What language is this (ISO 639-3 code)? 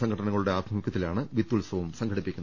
mal